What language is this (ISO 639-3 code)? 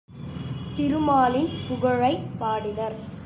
tam